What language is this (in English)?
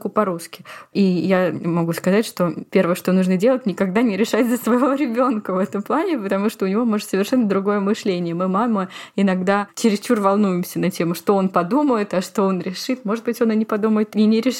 Russian